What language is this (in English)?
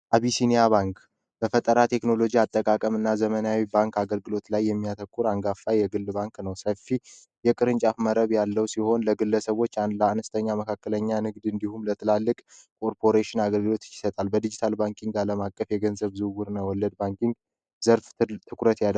Amharic